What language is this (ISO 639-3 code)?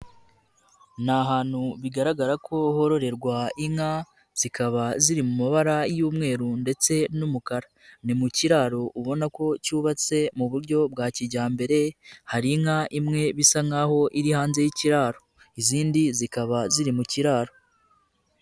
kin